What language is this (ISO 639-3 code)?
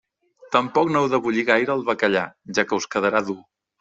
cat